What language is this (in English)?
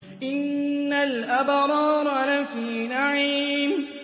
Arabic